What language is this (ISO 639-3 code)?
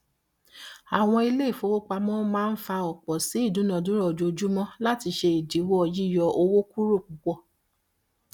yor